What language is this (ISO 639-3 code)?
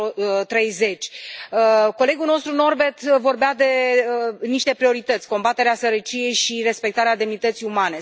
ron